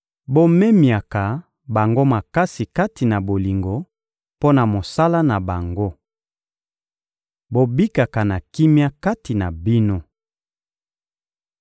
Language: Lingala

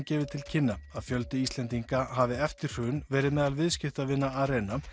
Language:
Icelandic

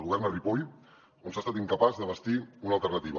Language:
Catalan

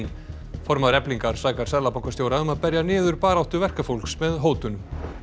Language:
Icelandic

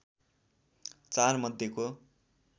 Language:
Nepali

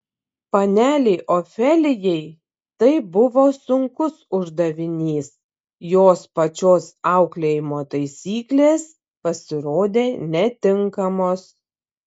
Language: Lithuanian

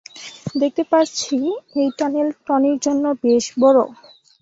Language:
Bangla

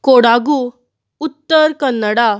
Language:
Konkani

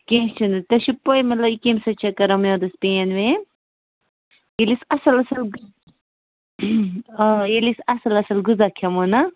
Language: Kashmiri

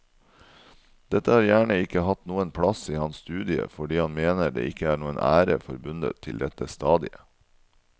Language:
Norwegian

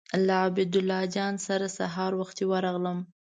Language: Pashto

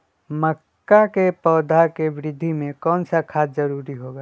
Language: Magahi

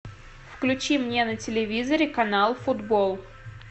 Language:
Russian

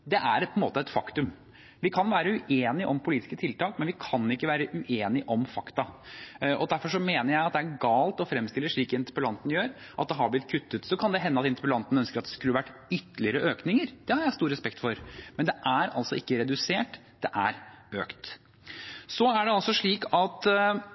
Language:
Norwegian Bokmål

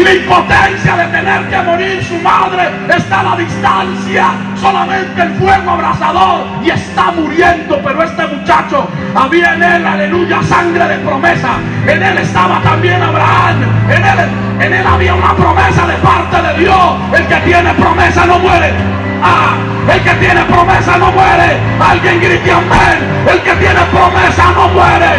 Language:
Spanish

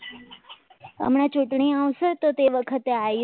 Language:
Gujarati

